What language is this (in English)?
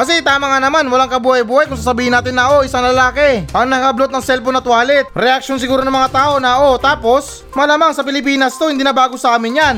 Filipino